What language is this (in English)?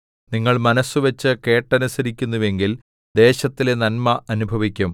Malayalam